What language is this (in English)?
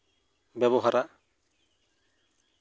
Santali